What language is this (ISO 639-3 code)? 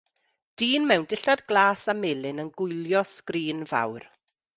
cym